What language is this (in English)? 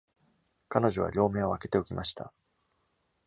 Japanese